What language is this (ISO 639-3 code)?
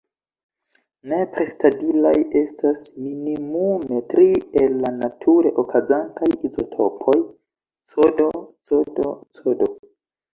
epo